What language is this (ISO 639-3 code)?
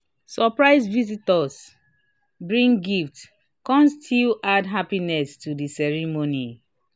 pcm